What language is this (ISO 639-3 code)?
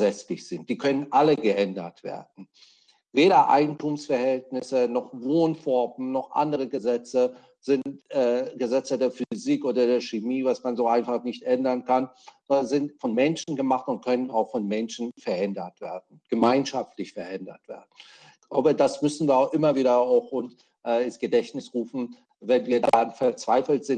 deu